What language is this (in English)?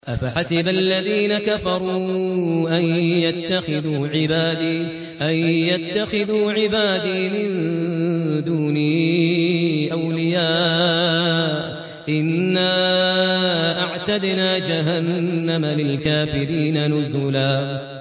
Arabic